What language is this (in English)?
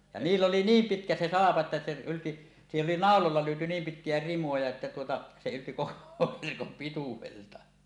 Finnish